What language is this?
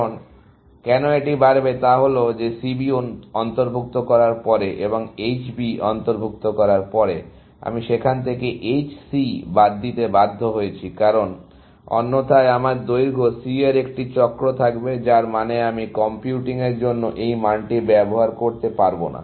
Bangla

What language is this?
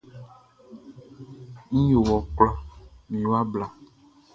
Baoulé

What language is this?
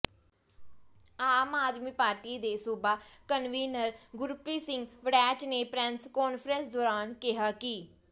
Punjabi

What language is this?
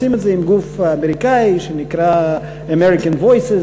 Hebrew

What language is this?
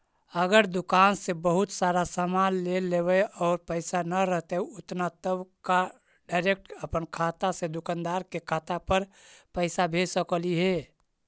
Magahi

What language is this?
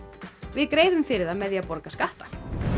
Icelandic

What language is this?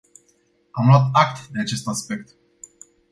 Romanian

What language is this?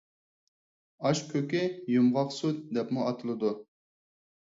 Uyghur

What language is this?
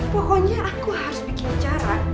Indonesian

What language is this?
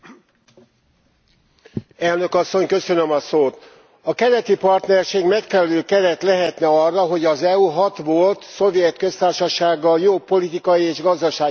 Hungarian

